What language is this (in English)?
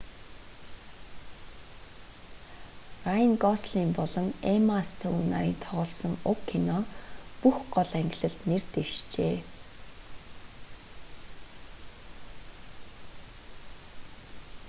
Mongolian